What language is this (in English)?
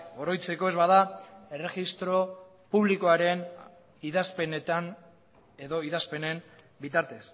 Basque